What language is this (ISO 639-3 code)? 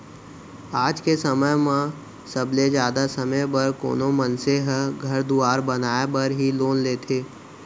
hne